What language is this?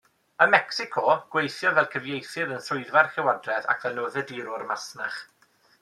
Welsh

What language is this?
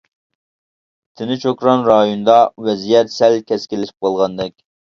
Uyghur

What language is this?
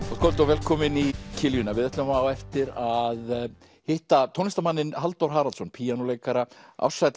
Icelandic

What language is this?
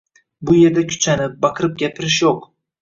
Uzbek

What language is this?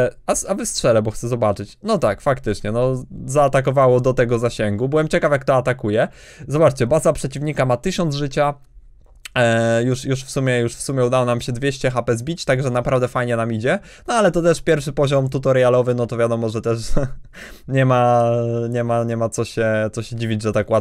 Polish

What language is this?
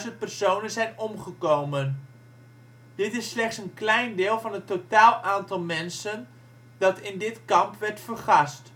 Dutch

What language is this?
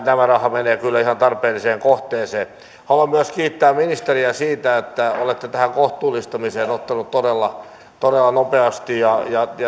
Finnish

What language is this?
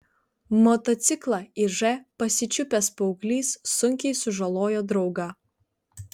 Lithuanian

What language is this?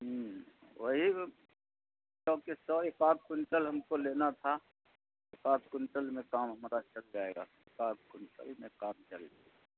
Urdu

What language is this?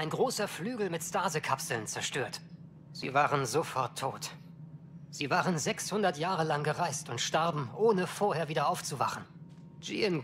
German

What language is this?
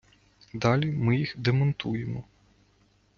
Ukrainian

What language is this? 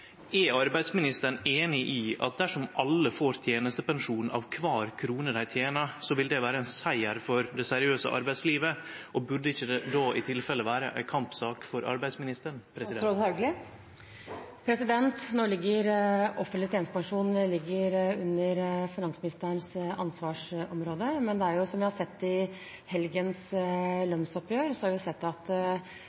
Norwegian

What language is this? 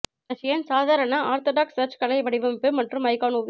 Tamil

